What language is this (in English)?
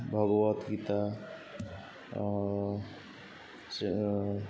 Odia